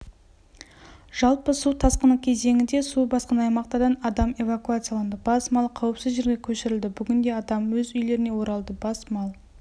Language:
Kazakh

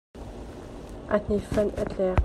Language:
Hakha Chin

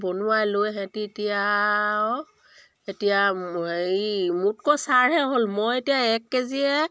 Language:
Assamese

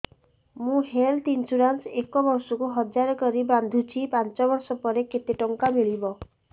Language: Odia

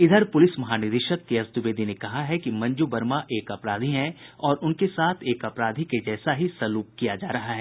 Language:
Hindi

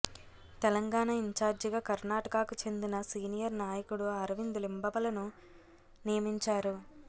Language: Telugu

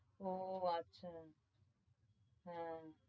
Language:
Bangla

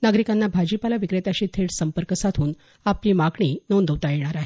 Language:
Marathi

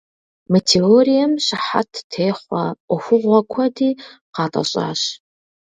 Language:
Kabardian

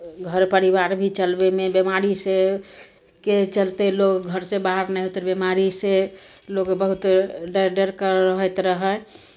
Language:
Maithili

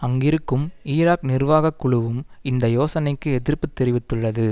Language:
Tamil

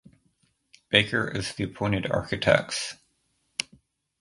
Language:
English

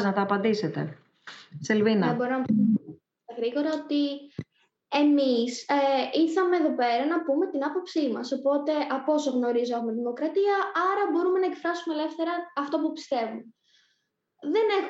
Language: Greek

